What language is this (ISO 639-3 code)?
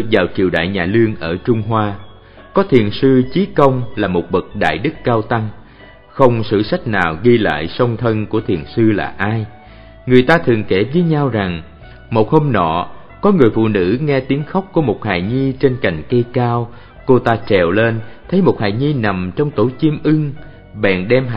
vie